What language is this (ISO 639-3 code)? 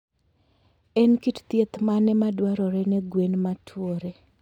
luo